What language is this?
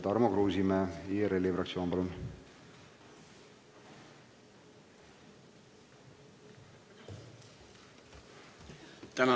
Estonian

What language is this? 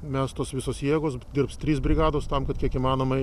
Lithuanian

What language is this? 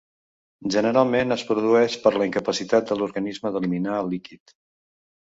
Catalan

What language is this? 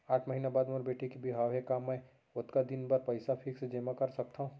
Chhattisgarhi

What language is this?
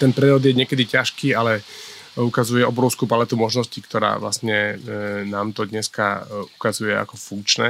Slovak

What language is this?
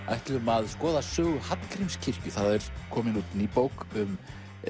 Icelandic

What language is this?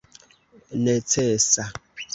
Esperanto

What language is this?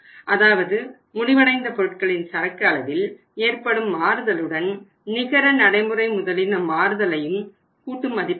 Tamil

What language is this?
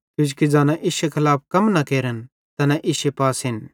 Bhadrawahi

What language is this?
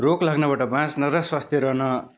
Nepali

